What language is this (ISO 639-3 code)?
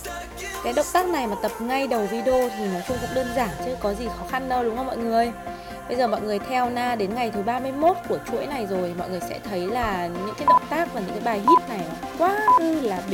vie